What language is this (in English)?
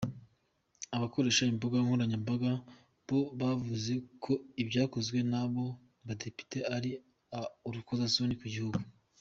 Kinyarwanda